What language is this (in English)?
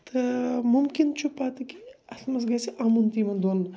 Kashmiri